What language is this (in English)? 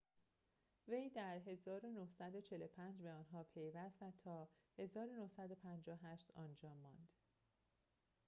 Persian